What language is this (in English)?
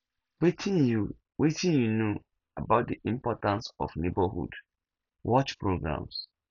Nigerian Pidgin